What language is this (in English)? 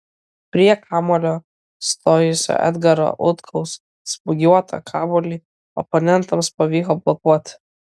Lithuanian